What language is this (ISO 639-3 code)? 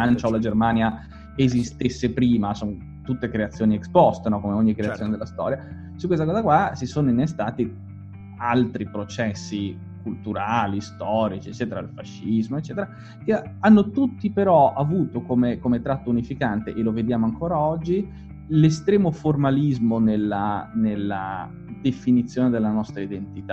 ita